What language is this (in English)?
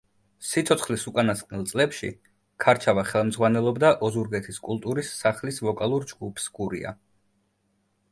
Georgian